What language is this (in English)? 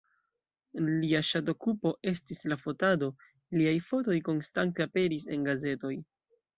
Esperanto